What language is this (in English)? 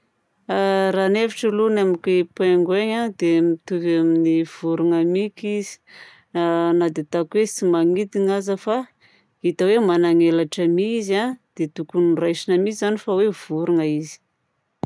Southern Betsimisaraka Malagasy